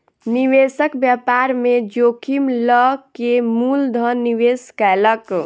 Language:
Maithili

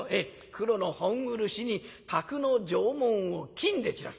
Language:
Japanese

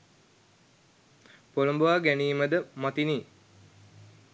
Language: Sinhala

